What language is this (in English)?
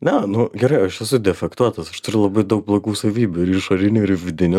Lithuanian